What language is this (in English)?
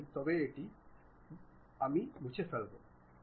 Bangla